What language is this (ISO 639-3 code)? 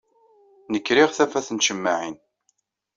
kab